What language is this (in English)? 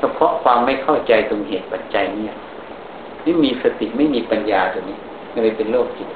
Thai